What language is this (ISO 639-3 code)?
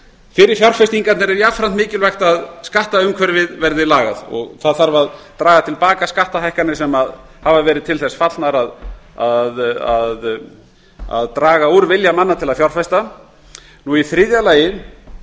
isl